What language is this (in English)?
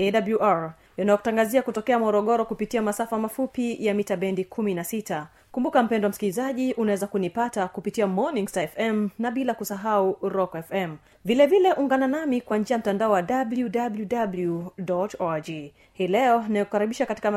Swahili